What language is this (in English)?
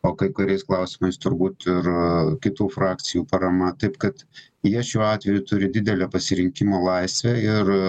Lithuanian